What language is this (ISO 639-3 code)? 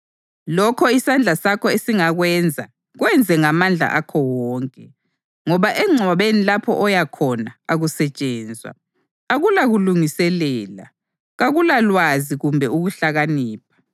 nde